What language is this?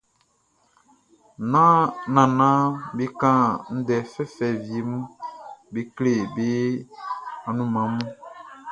Baoulé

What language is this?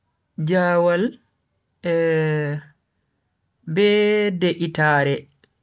Bagirmi Fulfulde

